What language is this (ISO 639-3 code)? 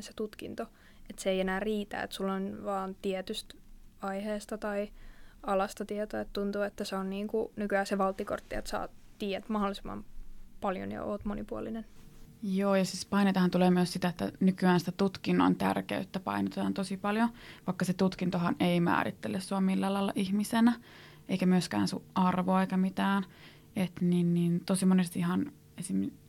fin